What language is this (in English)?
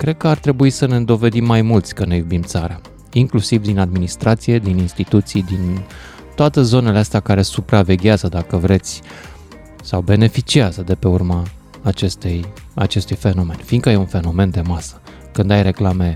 Romanian